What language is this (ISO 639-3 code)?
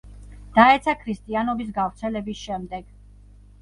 kat